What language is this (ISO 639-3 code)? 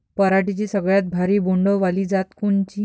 mar